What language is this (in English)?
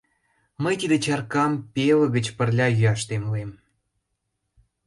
Mari